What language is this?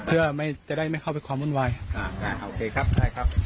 Thai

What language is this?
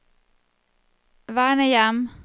Norwegian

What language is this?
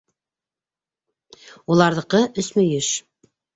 Bashkir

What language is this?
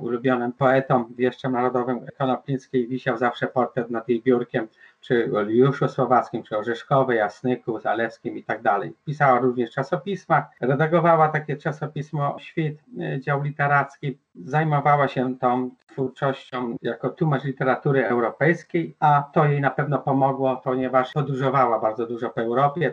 Polish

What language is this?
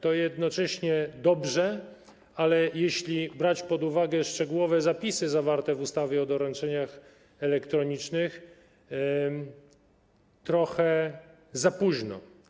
Polish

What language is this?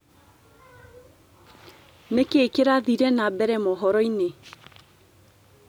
Kikuyu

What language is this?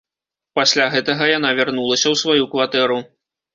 Belarusian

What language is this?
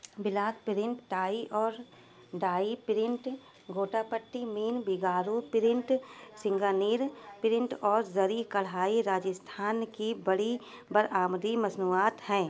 Urdu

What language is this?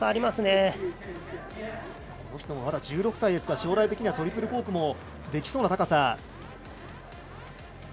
Japanese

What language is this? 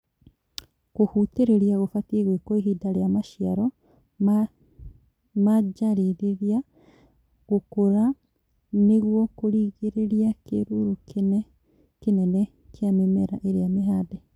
Kikuyu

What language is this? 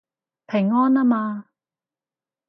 Cantonese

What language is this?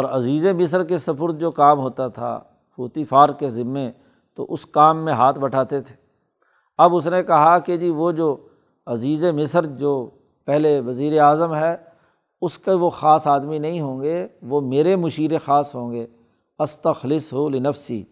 Urdu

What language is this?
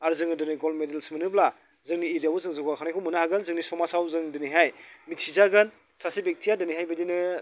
Bodo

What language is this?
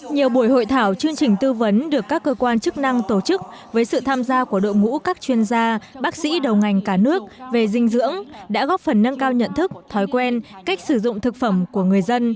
Vietnamese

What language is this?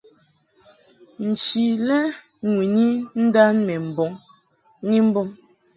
Mungaka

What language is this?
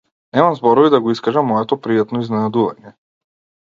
Macedonian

